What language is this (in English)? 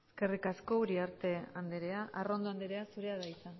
Basque